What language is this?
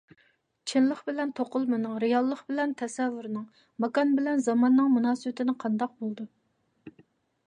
Uyghur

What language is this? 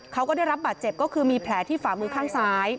Thai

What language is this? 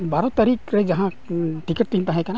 Santali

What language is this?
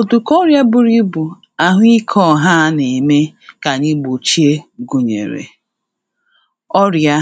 Igbo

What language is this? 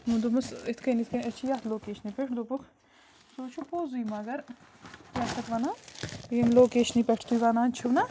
Kashmiri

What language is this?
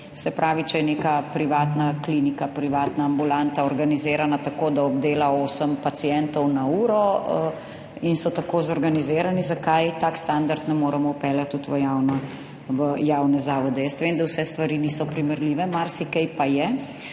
Slovenian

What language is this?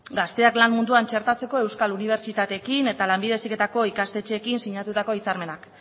Basque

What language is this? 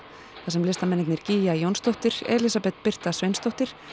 Icelandic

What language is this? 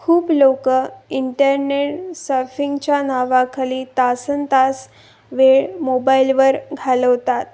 Marathi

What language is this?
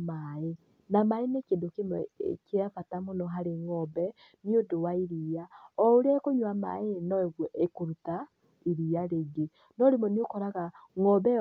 Kikuyu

